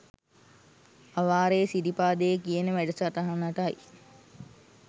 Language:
Sinhala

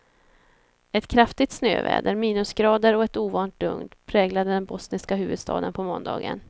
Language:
Swedish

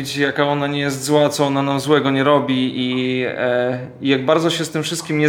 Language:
Polish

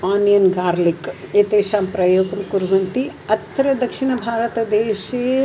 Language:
Sanskrit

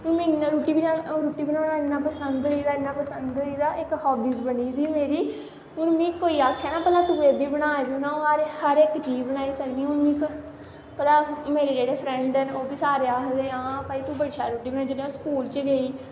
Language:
Dogri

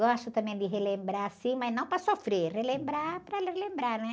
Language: Portuguese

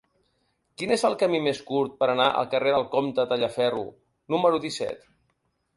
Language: Catalan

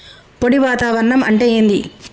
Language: Telugu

